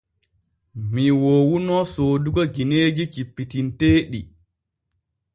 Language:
Borgu Fulfulde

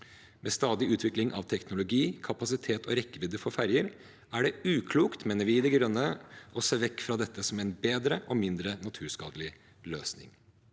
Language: Norwegian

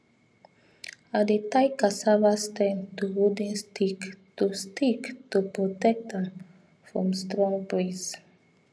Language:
Nigerian Pidgin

